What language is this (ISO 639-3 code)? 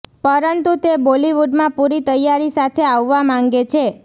guj